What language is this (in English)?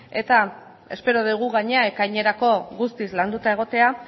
Basque